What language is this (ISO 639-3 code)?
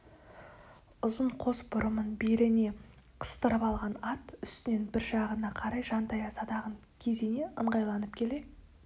kaz